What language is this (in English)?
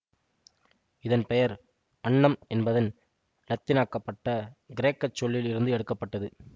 Tamil